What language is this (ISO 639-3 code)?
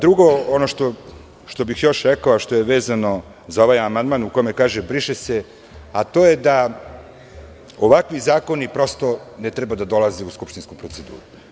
srp